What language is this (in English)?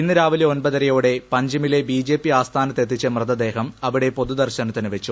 Malayalam